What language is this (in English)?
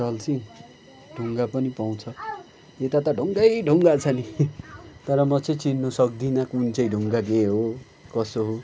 Nepali